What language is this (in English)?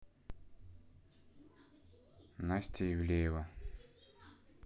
Russian